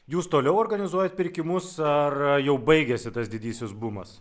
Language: Lithuanian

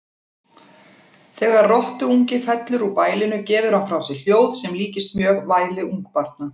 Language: Icelandic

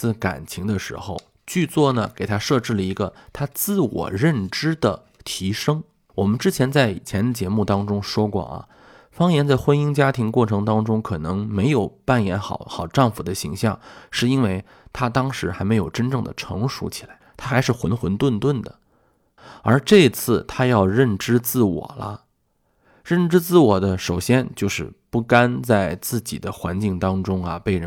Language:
Chinese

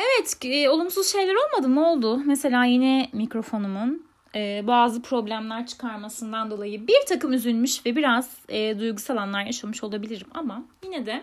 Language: Turkish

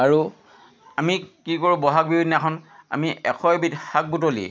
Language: Assamese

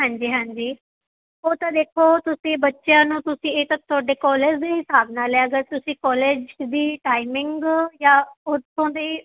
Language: Punjabi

